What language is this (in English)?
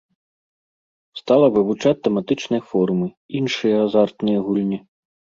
Belarusian